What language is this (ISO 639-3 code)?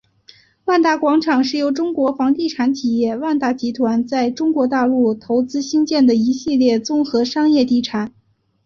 zho